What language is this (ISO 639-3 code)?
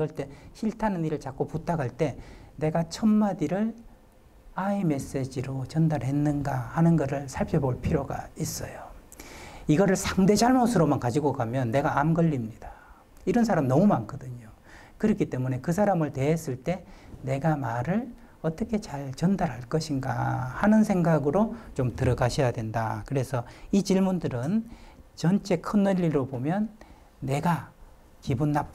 kor